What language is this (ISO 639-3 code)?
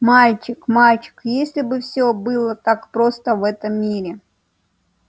rus